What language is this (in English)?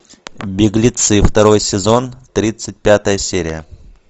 Russian